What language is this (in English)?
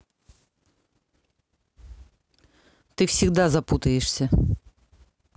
Russian